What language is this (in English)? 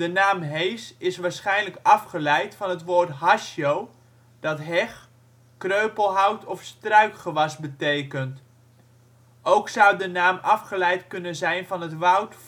Dutch